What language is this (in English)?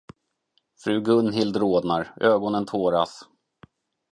Swedish